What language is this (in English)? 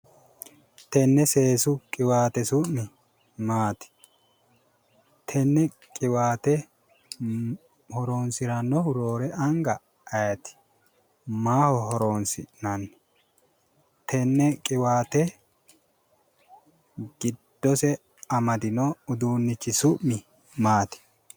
Sidamo